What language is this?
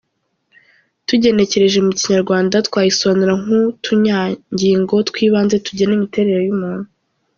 Kinyarwanda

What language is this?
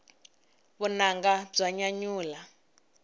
Tsonga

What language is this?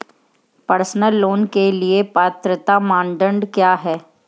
Hindi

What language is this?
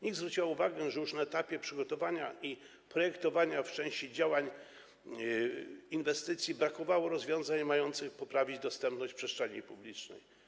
Polish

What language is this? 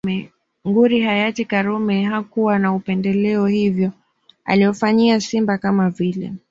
Swahili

